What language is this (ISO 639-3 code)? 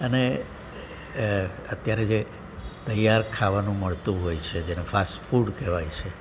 guj